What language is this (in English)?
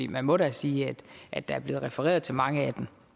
Danish